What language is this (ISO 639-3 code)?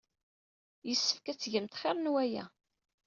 kab